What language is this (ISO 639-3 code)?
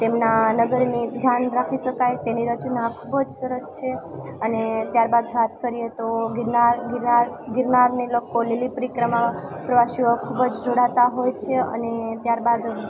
guj